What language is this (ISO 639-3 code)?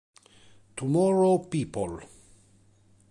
ita